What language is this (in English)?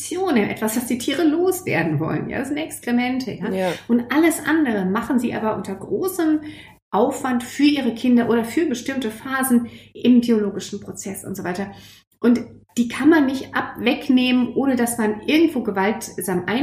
German